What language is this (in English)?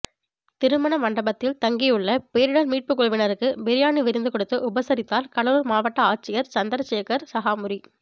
Tamil